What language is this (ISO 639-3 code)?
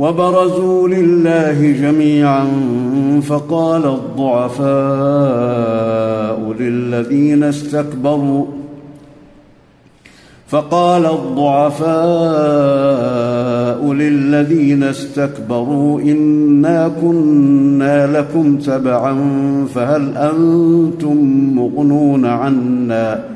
ara